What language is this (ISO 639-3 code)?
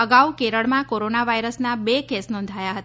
guj